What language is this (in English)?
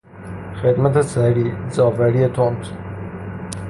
Persian